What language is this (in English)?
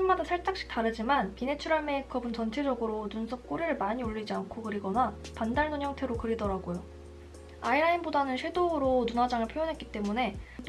Korean